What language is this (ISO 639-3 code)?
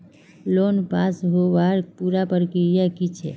mag